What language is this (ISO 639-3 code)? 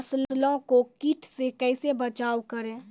mai